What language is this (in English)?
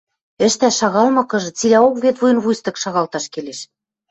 Western Mari